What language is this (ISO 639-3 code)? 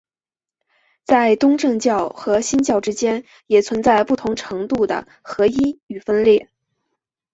zho